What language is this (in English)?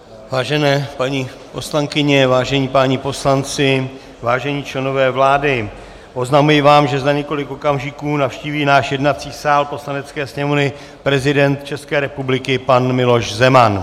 Czech